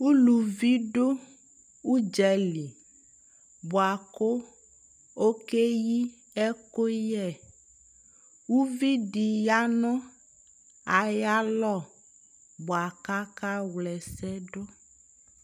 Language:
Ikposo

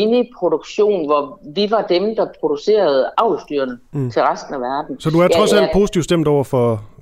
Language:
Danish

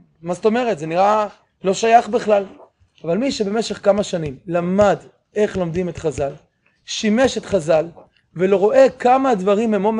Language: Hebrew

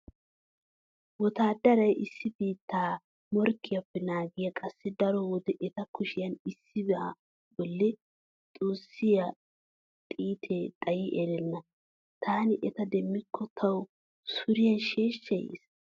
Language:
Wolaytta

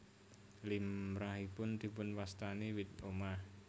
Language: Javanese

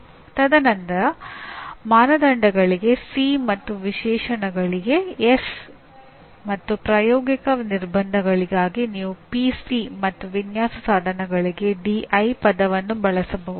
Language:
Kannada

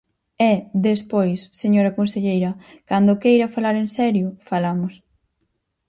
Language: Galician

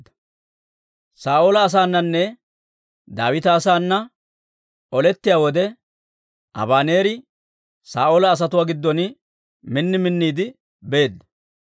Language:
Dawro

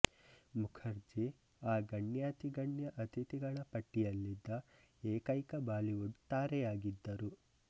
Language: Kannada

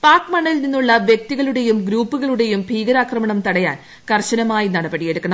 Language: Malayalam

